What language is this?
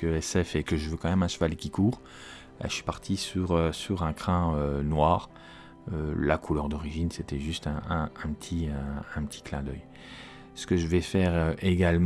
French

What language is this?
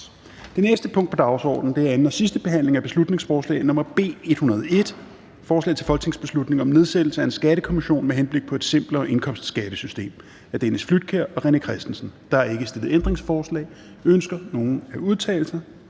Danish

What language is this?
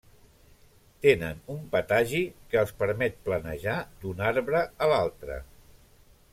Catalan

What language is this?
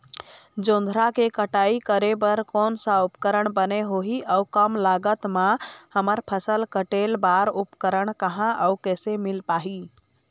Chhattisgarhi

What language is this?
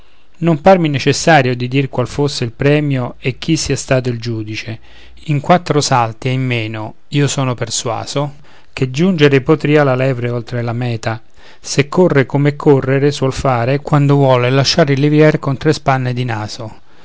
Italian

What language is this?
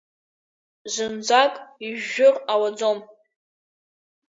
Abkhazian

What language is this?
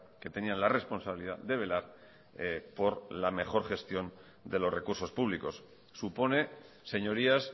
Spanish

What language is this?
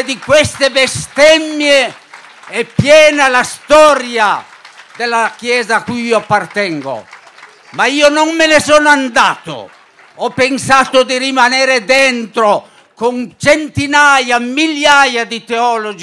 Italian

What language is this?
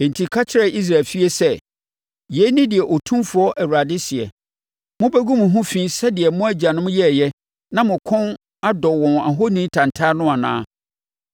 Akan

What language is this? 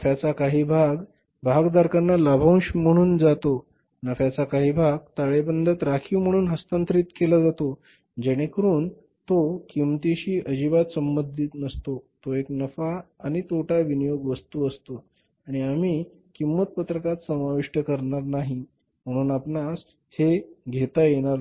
Marathi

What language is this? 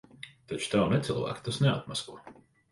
Latvian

